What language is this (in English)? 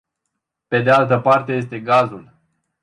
Romanian